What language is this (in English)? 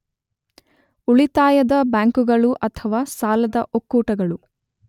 Kannada